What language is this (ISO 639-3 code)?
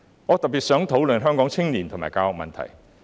yue